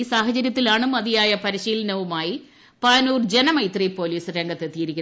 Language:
Malayalam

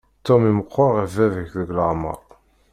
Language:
Kabyle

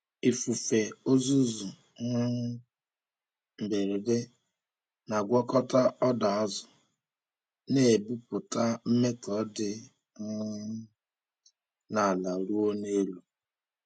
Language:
Igbo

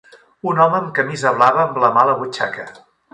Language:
Catalan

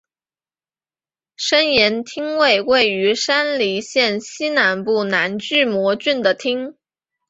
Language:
Chinese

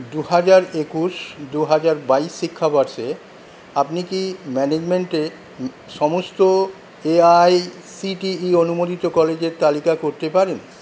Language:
Bangla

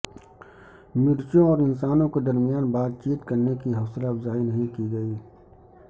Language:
Urdu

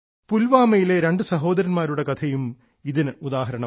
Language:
Malayalam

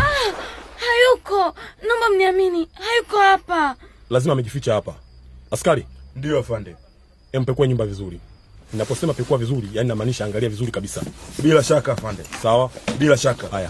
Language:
Swahili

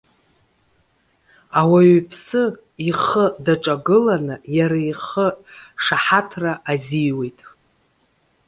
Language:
Abkhazian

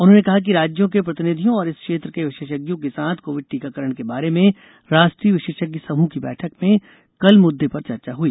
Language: Hindi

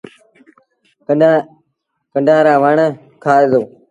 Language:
Sindhi Bhil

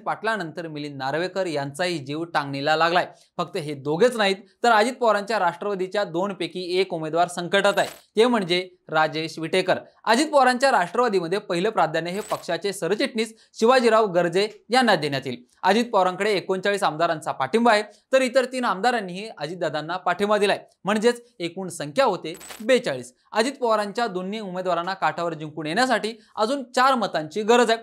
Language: Marathi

